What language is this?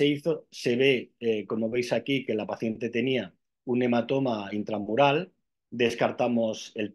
Spanish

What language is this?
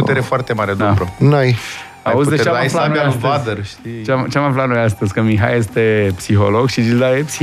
Romanian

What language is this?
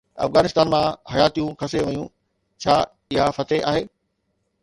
Sindhi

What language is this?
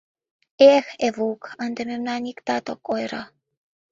Mari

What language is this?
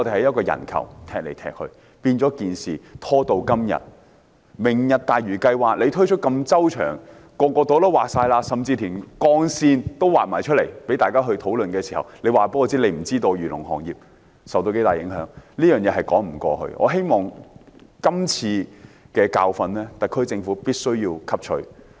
Cantonese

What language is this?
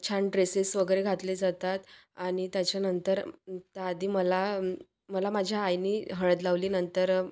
Marathi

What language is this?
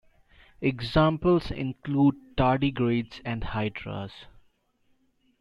English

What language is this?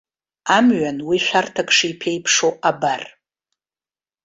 Abkhazian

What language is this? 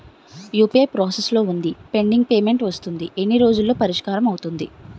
Telugu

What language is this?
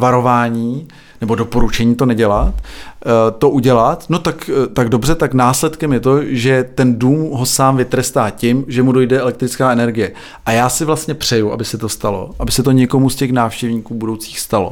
Czech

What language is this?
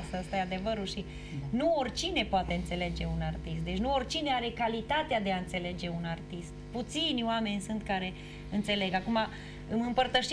Romanian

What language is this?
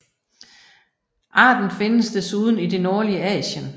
Danish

